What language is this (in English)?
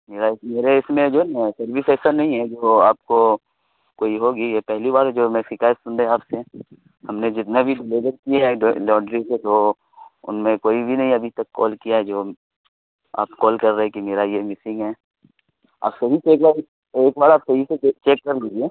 Urdu